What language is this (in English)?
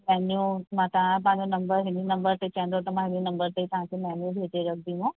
Sindhi